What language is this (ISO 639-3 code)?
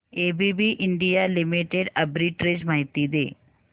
mar